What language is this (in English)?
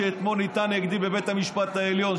Hebrew